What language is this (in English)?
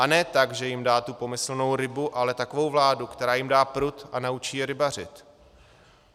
Czech